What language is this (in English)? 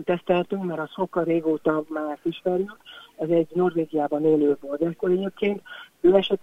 Hungarian